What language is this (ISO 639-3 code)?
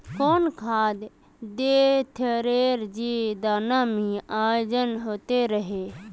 mag